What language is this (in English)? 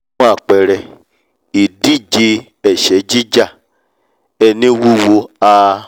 Yoruba